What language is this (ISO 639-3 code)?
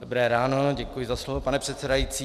ces